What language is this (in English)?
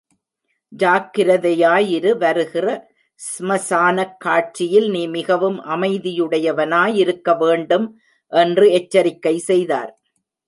Tamil